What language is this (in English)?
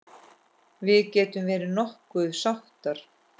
Icelandic